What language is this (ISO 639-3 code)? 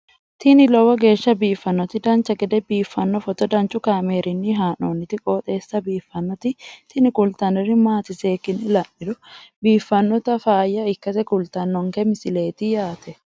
sid